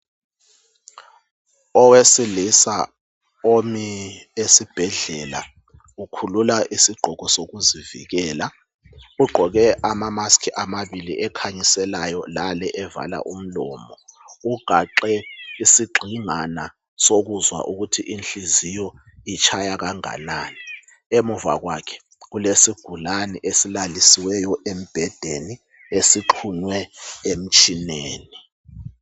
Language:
North Ndebele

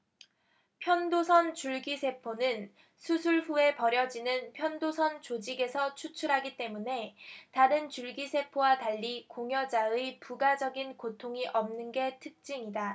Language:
Korean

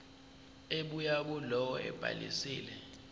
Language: Zulu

